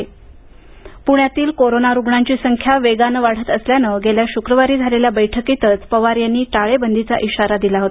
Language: Marathi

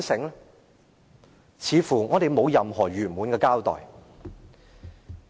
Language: Cantonese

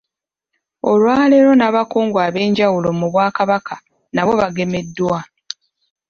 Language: Ganda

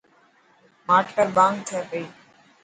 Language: Dhatki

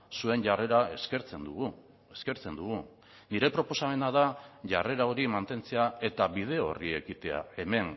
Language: Basque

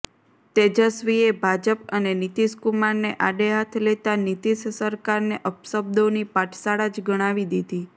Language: Gujarati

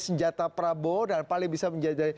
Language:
Indonesian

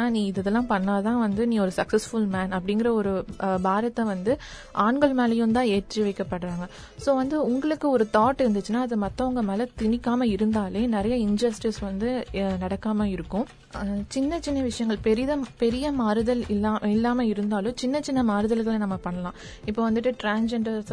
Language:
Tamil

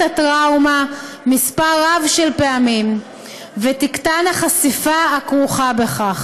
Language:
Hebrew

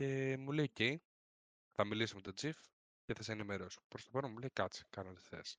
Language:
Greek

